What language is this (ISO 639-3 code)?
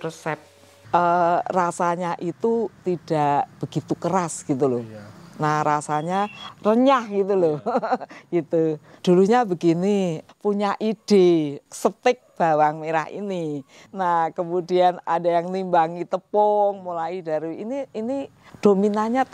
ind